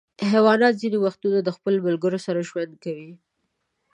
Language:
Pashto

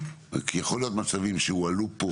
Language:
Hebrew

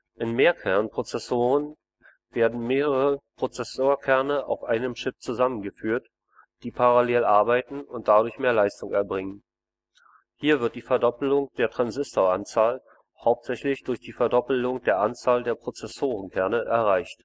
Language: German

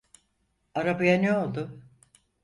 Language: Turkish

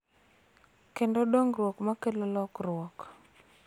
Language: Luo (Kenya and Tanzania)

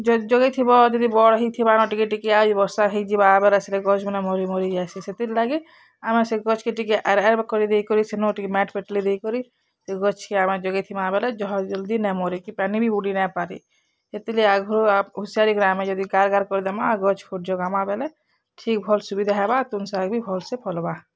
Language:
Odia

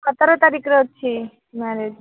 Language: Odia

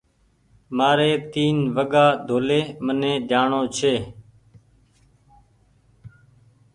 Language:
Goaria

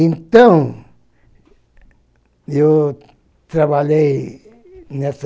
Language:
Portuguese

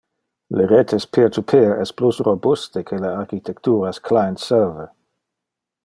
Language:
Interlingua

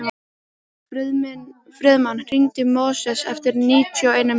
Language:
Icelandic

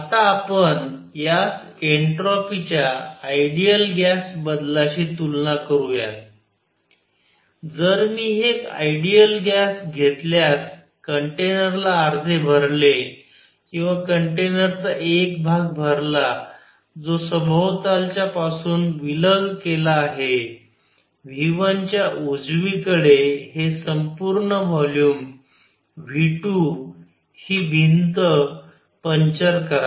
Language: Marathi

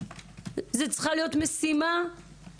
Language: Hebrew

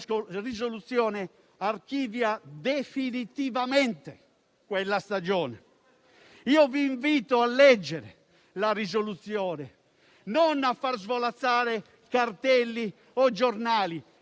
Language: Italian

